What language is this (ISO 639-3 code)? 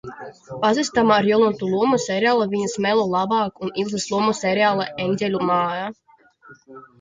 lav